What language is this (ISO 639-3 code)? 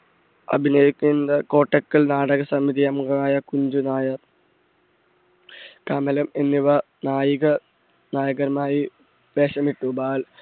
mal